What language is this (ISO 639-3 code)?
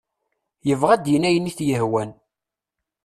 kab